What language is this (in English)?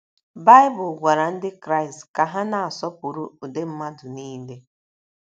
Igbo